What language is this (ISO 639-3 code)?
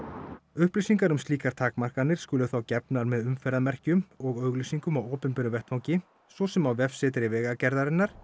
isl